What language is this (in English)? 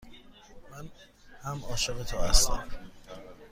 Persian